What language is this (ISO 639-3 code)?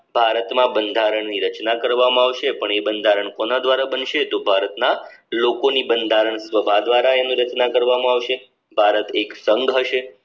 guj